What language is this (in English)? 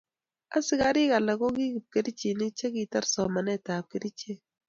Kalenjin